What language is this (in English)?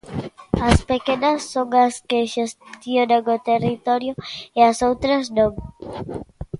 Galician